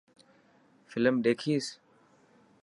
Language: Dhatki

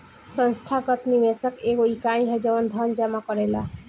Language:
Bhojpuri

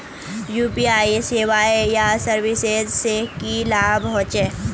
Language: Magahi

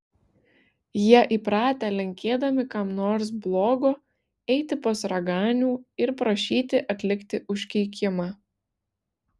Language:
Lithuanian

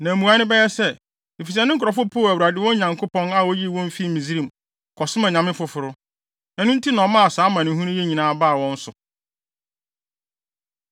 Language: Akan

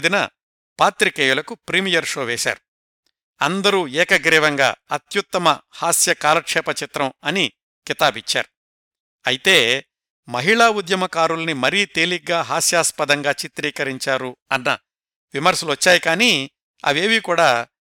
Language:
Telugu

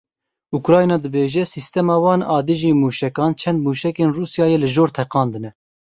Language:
Kurdish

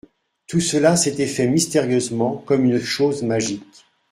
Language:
French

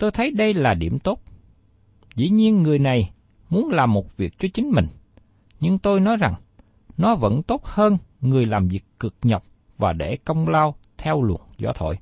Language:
Vietnamese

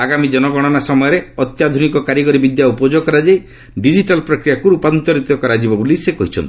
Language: Odia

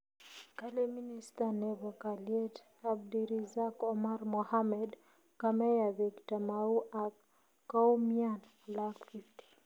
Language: Kalenjin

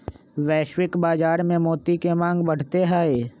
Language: Magahi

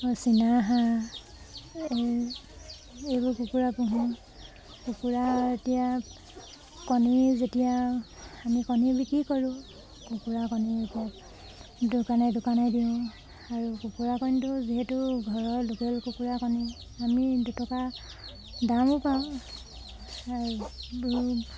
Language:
Assamese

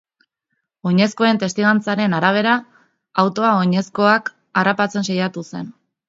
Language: Basque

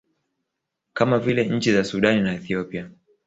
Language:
Swahili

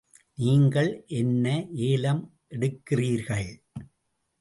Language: Tamil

